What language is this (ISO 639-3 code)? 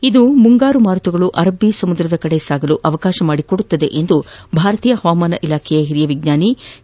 kan